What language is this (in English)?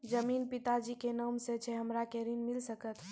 Maithili